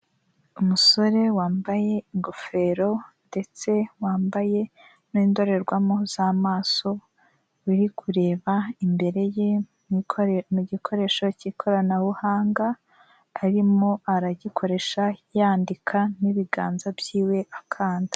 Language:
Kinyarwanda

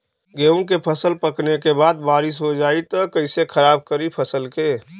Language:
Bhojpuri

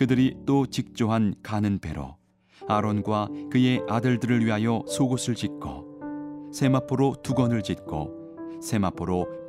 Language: Korean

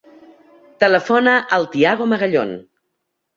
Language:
Catalan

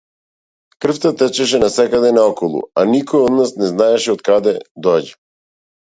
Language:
Macedonian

